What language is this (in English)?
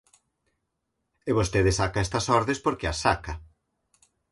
Galician